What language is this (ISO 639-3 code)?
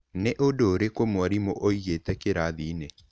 kik